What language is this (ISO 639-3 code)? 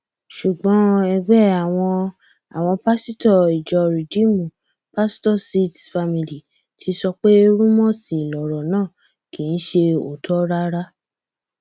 yor